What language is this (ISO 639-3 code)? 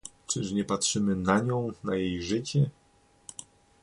pol